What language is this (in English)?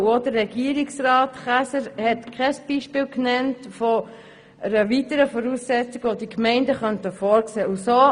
Swiss German